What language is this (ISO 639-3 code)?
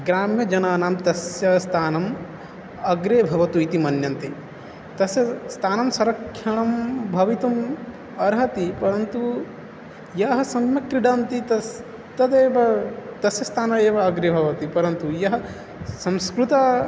san